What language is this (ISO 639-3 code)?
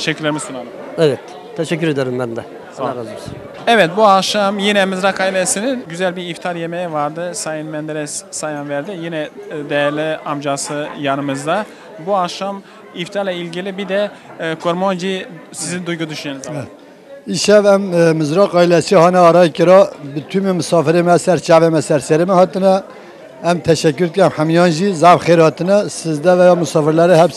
tur